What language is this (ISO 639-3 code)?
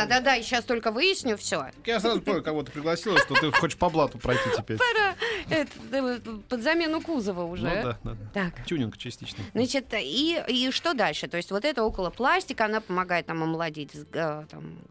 rus